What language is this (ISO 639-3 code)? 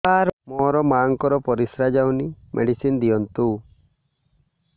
ori